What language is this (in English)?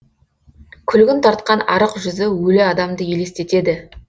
Kazakh